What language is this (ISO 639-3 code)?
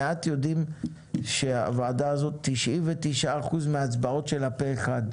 heb